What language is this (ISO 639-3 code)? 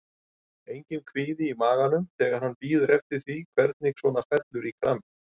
isl